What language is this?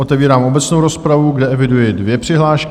Czech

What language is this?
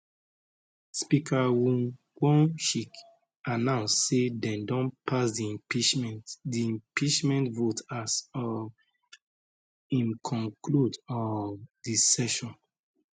Nigerian Pidgin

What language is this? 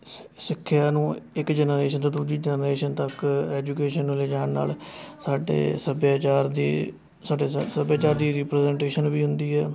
Punjabi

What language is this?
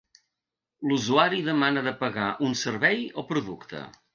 Catalan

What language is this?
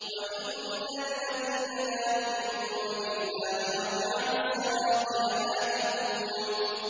Arabic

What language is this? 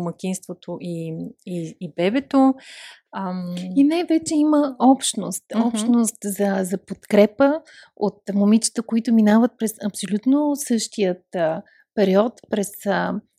Bulgarian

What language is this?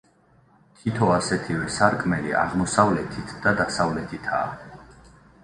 Georgian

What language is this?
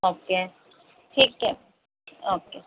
Urdu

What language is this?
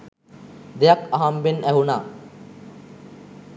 Sinhala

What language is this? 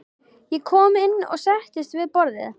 Icelandic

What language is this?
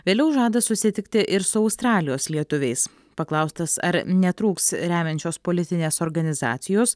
Lithuanian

